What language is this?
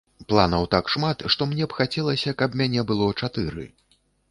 Belarusian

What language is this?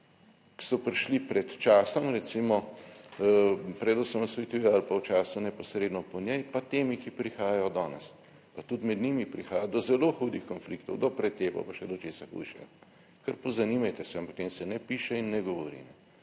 Slovenian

